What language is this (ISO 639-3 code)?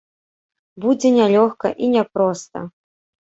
bel